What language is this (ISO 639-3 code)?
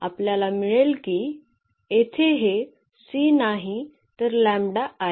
mar